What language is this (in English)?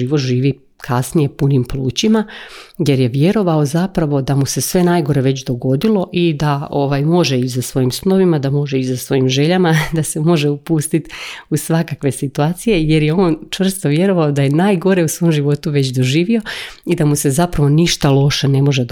Croatian